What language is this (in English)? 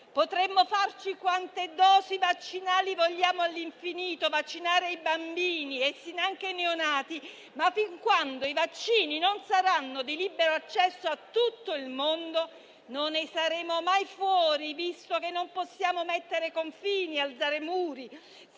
Italian